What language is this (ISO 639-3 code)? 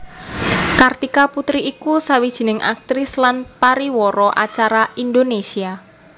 jav